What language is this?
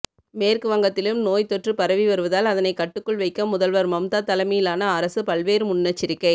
Tamil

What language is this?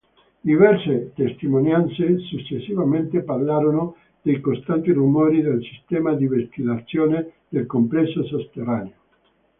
Italian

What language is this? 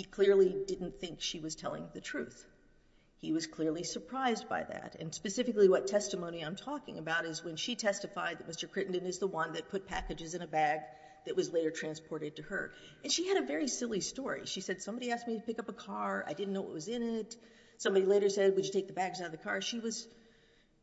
English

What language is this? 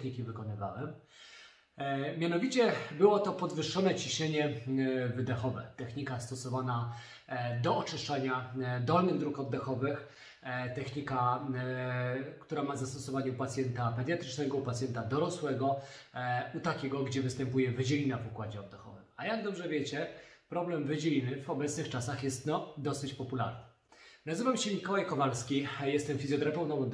Polish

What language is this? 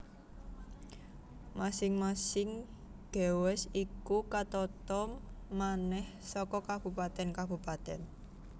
Javanese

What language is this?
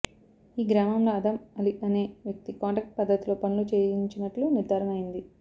Telugu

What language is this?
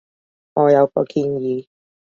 Cantonese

